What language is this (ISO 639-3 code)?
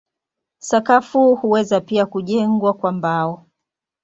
swa